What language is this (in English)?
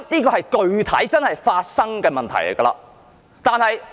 Cantonese